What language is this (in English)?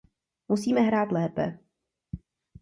Czech